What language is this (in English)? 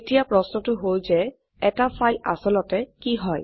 Assamese